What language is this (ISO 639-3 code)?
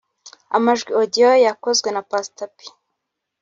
kin